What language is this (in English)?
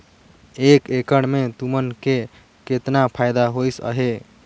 Chhattisgarhi